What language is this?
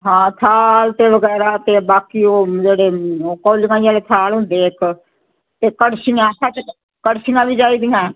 Punjabi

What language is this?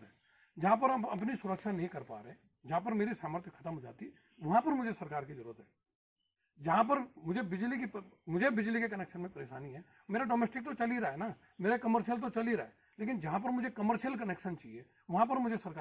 Hindi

